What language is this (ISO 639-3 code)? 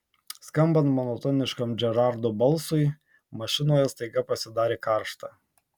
lit